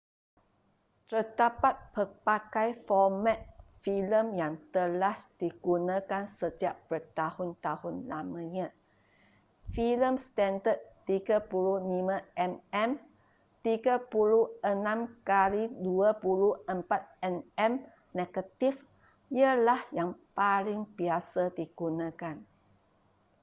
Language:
Malay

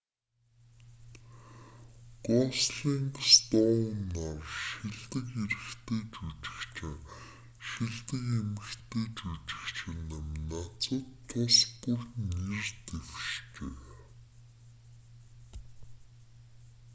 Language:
Mongolian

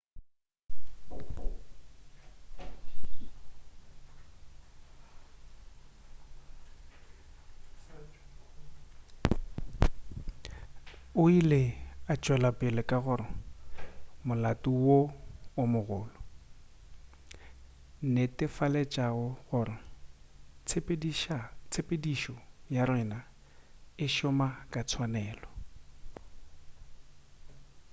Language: Northern Sotho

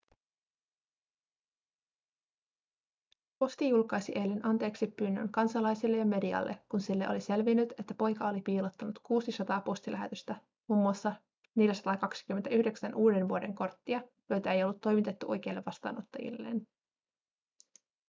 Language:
Finnish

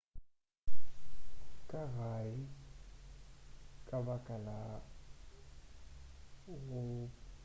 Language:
Northern Sotho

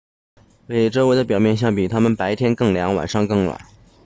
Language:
Chinese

